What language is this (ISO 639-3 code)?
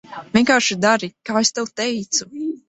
lav